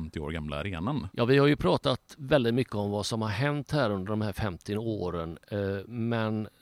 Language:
Swedish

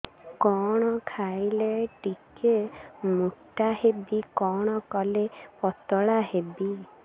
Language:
Odia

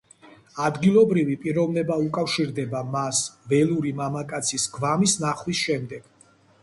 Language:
Georgian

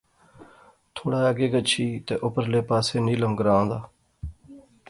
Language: Pahari-Potwari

